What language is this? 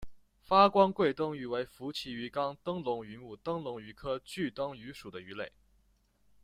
Chinese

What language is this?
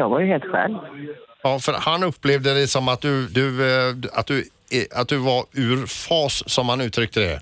Swedish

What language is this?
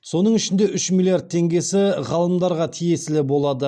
Kazakh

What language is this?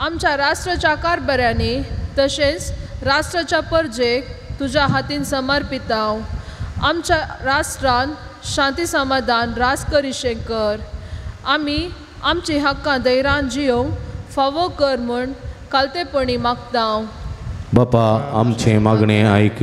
Marathi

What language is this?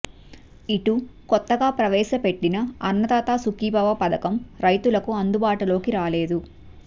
Telugu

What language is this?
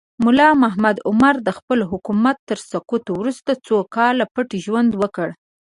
Pashto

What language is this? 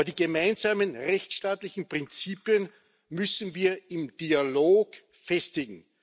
German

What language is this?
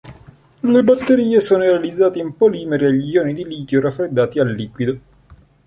Italian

